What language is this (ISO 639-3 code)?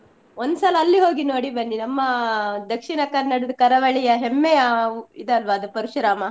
kan